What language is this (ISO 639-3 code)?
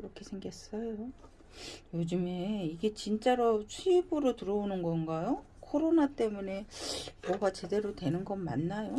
kor